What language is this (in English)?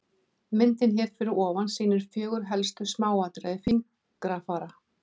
Icelandic